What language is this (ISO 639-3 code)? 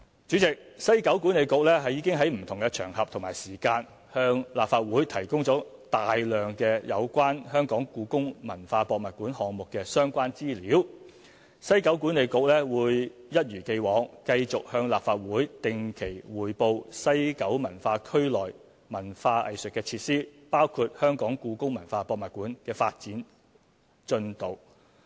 yue